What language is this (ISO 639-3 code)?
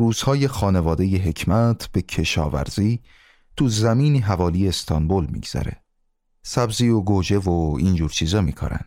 fas